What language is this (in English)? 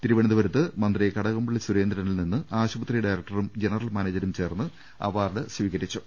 Malayalam